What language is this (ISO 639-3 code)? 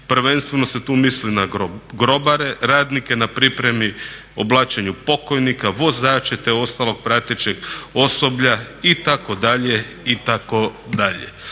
hrv